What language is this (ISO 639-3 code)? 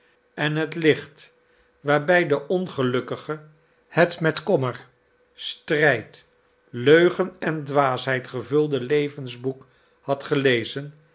nld